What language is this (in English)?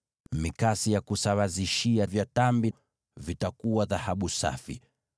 Swahili